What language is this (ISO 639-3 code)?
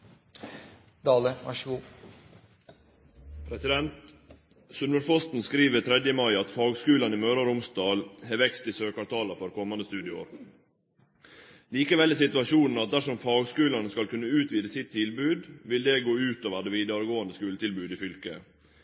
nno